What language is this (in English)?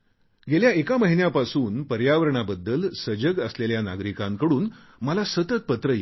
Marathi